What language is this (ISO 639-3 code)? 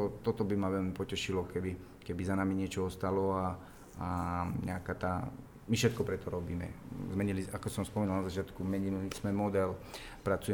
slk